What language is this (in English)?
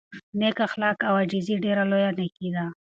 Pashto